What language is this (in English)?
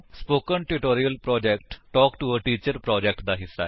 Punjabi